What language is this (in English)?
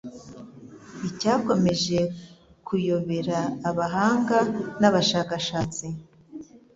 Kinyarwanda